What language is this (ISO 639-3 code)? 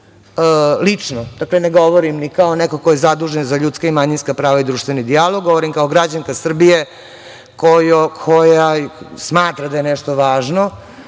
srp